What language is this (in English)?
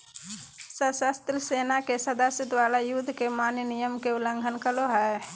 Magahi